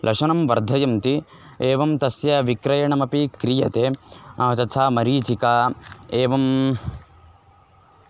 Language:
Sanskrit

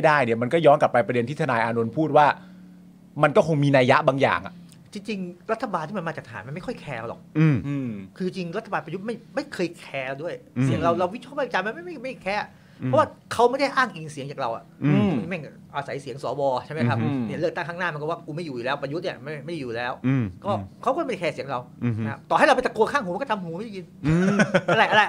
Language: Thai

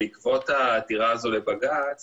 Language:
Hebrew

